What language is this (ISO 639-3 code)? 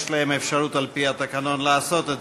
heb